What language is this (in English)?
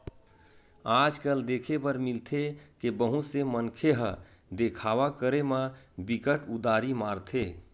Chhattisgarhi